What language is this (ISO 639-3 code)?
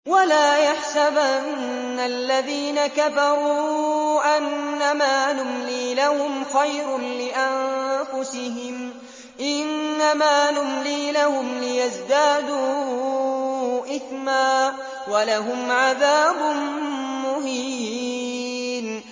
ara